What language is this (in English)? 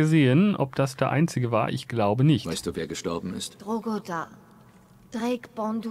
German